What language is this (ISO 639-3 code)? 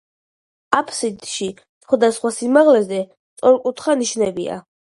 kat